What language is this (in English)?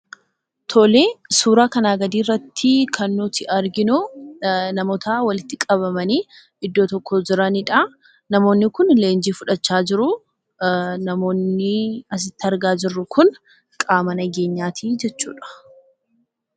Oromo